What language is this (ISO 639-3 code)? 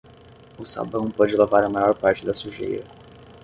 por